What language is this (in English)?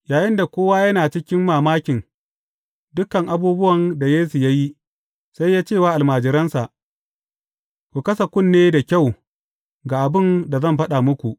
Hausa